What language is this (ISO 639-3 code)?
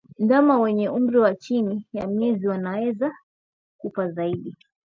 swa